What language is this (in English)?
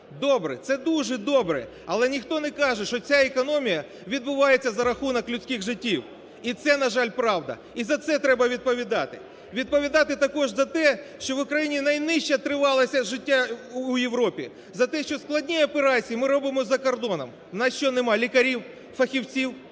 Ukrainian